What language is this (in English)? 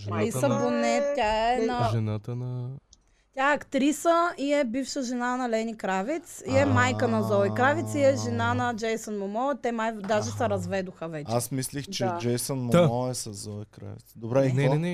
Bulgarian